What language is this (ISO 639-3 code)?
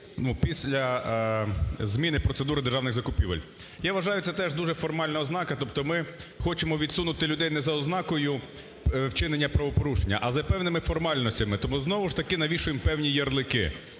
ukr